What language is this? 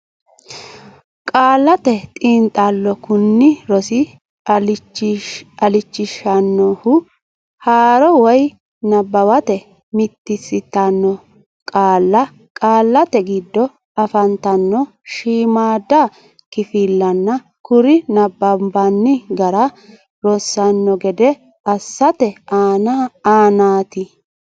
Sidamo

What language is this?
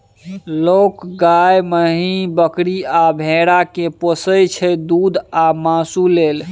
Maithili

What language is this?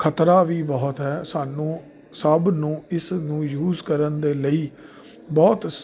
Punjabi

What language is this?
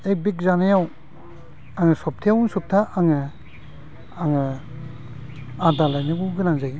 Bodo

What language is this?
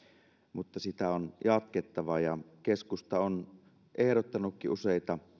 Finnish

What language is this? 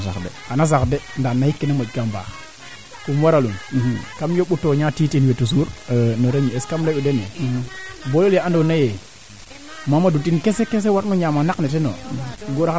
Serer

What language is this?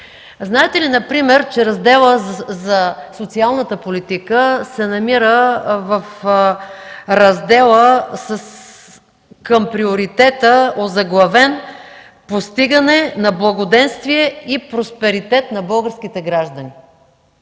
Bulgarian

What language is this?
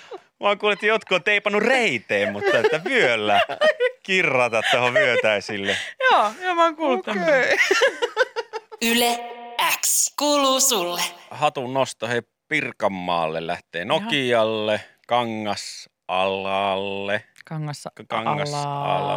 Finnish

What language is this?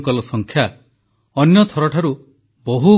Odia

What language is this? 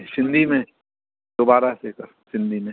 Sindhi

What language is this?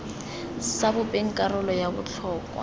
Tswana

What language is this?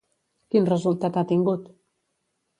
Catalan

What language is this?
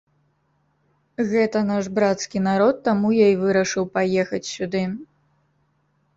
Belarusian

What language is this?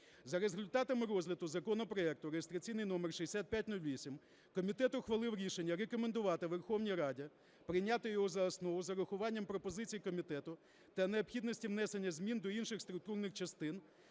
Ukrainian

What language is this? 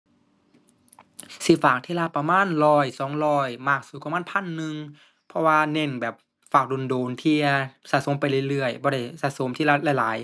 Thai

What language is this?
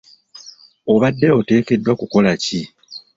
Ganda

